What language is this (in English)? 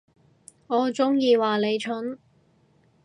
Cantonese